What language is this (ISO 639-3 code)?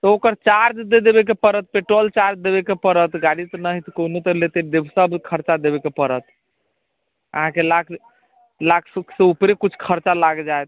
mai